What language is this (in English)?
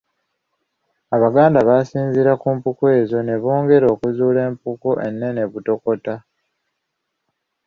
Ganda